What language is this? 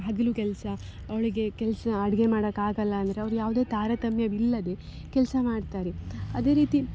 Kannada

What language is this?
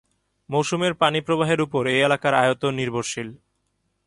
Bangla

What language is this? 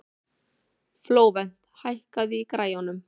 Icelandic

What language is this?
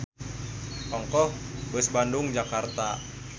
Sundanese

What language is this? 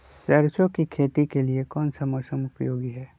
Magahi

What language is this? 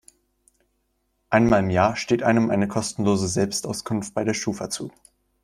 German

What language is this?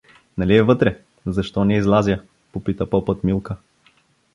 Bulgarian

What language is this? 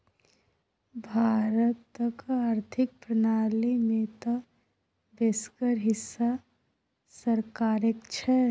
Maithili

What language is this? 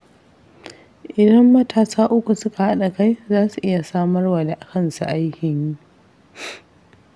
Hausa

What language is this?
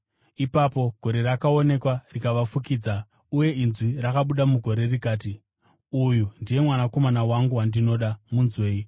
Shona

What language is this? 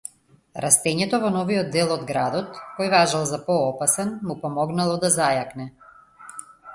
Macedonian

